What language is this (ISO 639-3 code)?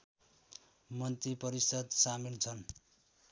nep